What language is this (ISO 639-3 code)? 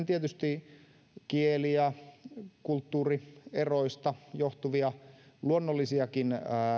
fin